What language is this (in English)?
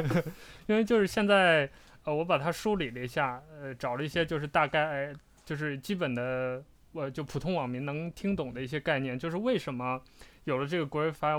Chinese